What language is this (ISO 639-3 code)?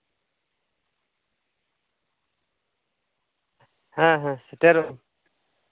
sat